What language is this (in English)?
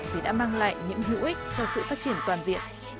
Vietnamese